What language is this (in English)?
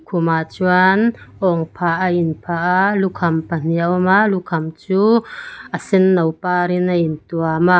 Mizo